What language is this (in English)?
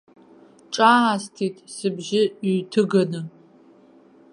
Abkhazian